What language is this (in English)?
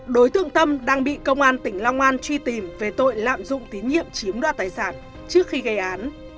Vietnamese